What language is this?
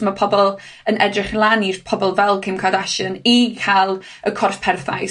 Welsh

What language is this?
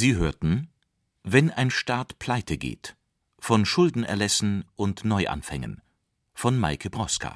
German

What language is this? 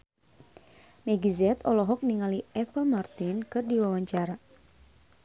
Sundanese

